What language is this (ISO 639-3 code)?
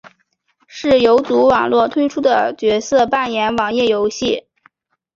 zho